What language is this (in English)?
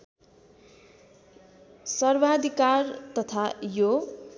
Nepali